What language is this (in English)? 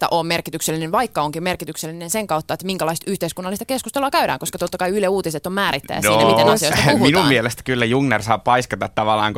Finnish